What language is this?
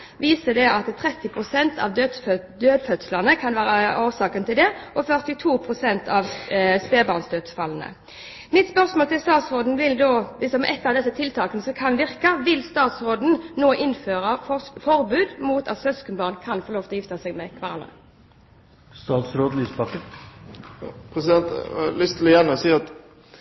Norwegian Bokmål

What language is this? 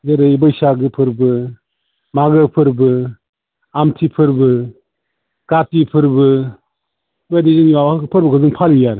Bodo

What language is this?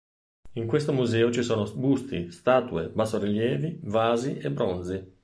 Italian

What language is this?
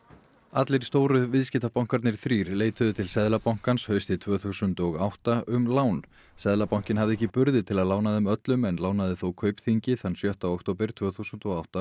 Icelandic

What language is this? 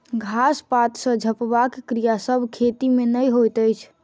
Maithili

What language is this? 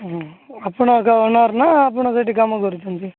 Odia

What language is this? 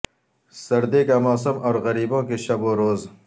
Urdu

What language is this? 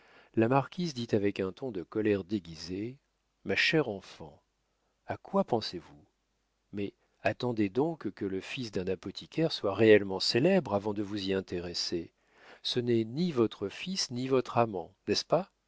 French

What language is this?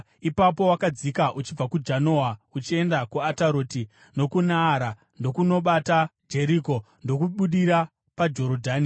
Shona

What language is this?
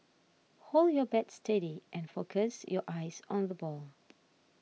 English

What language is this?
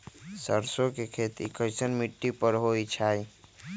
Magahi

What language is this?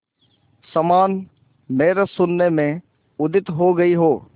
Hindi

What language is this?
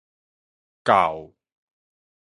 Min Nan Chinese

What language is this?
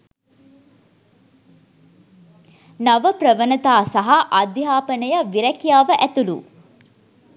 Sinhala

